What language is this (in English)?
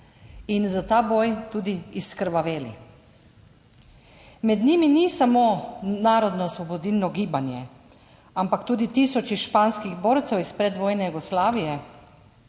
Slovenian